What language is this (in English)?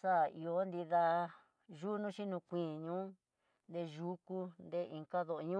Tidaá Mixtec